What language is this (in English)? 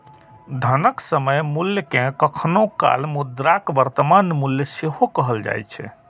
Maithili